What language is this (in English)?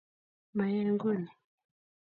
Kalenjin